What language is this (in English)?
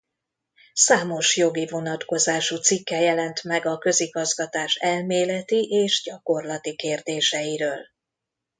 Hungarian